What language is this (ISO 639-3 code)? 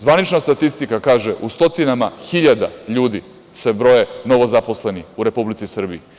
srp